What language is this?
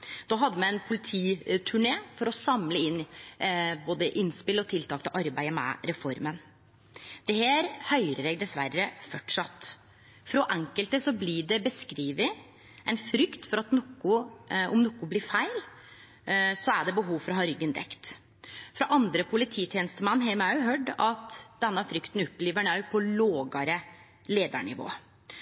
Norwegian Nynorsk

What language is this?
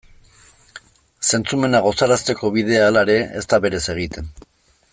Basque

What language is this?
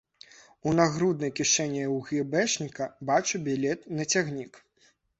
Belarusian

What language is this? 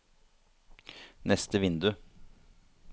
Norwegian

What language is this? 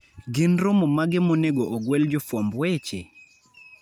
Luo (Kenya and Tanzania)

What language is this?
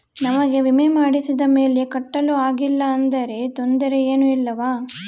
Kannada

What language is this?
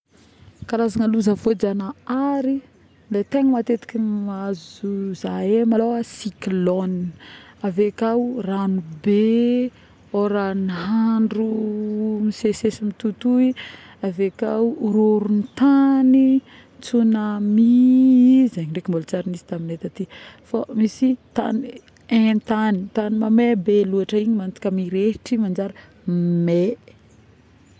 Northern Betsimisaraka Malagasy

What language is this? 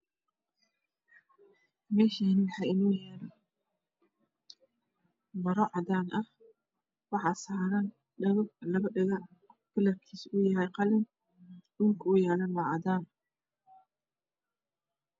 Somali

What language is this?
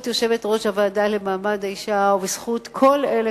Hebrew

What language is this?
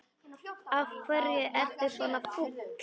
Icelandic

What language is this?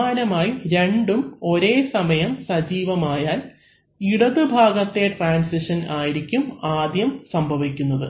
Malayalam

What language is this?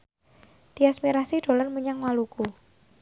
Javanese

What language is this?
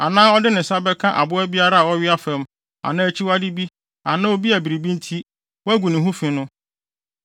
Akan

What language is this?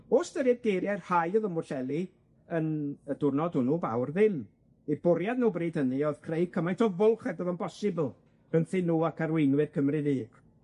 Welsh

